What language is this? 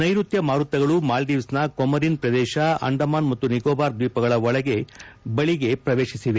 Kannada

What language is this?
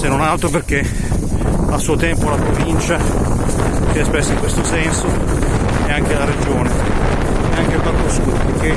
Italian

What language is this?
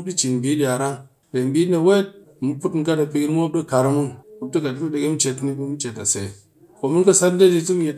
Cakfem-Mushere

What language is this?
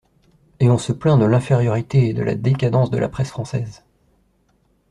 French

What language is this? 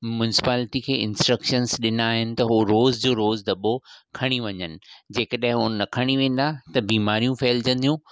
Sindhi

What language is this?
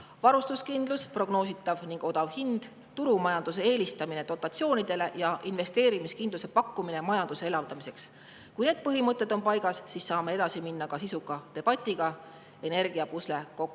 Estonian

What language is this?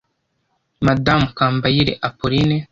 Kinyarwanda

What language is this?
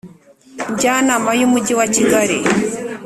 Kinyarwanda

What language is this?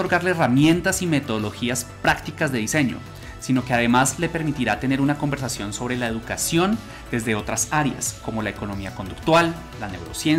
Spanish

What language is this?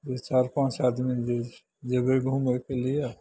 Maithili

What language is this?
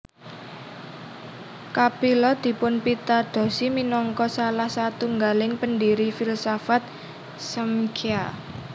Javanese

